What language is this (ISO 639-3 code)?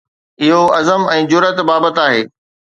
snd